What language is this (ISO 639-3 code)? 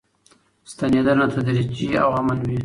pus